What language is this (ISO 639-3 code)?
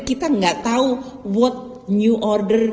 ind